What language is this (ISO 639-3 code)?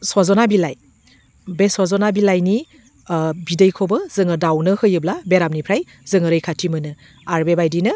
brx